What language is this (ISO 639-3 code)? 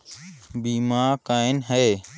hne